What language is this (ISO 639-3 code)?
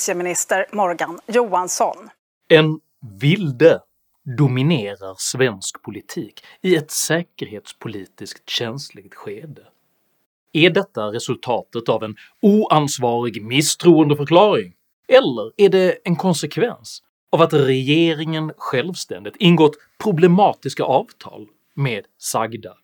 swe